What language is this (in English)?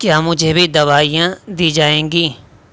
Urdu